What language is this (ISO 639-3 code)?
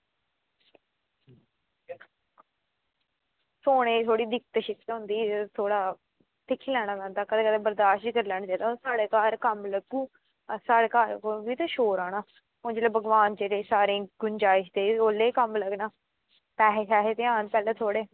doi